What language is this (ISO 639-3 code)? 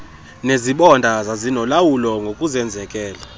xho